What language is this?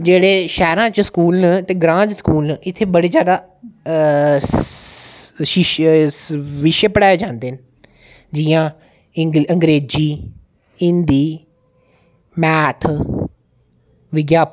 Dogri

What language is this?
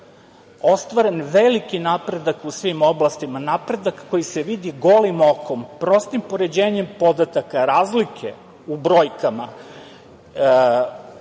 Serbian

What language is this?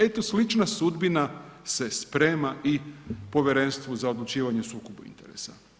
Croatian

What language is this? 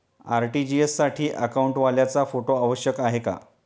Marathi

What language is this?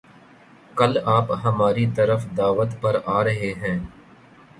Urdu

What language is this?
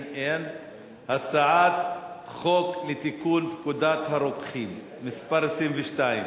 Hebrew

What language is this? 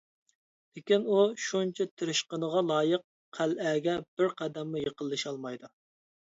Uyghur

